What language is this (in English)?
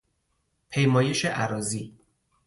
Persian